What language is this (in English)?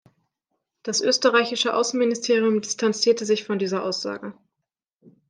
German